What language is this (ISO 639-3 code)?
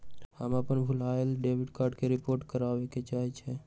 mag